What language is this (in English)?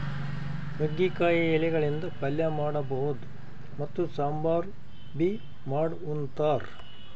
Kannada